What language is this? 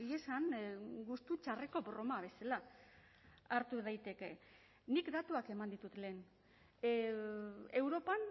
Basque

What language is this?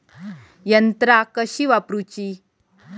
Marathi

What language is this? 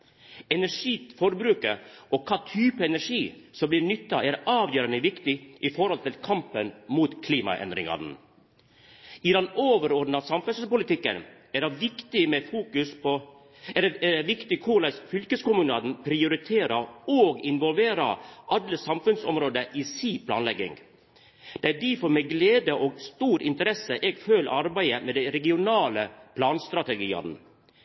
Norwegian Nynorsk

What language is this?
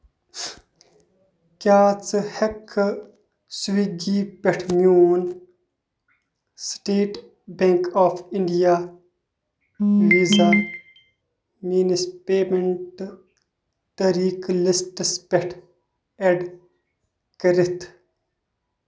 Kashmiri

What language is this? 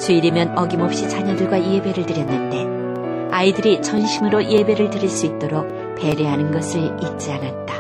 Korean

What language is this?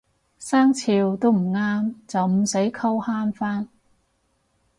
Cantonese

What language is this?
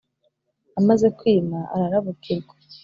Kinyarwanda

